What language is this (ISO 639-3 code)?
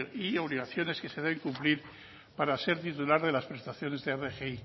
spa